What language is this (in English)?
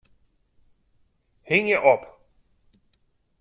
Western Frisian